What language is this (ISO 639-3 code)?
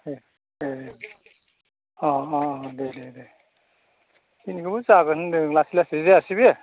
brx